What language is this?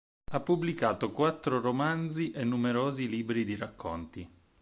Italian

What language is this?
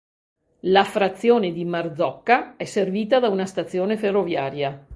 Italian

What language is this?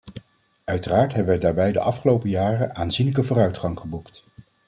Dutch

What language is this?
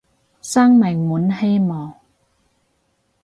Cantonese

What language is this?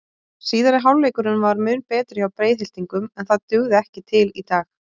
Icelandic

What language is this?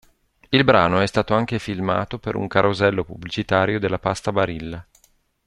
Italian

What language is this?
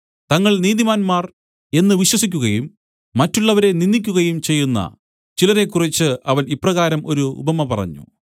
Malayalam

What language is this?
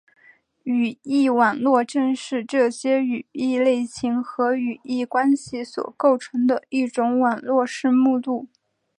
Chinese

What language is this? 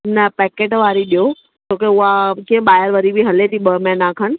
Sindhi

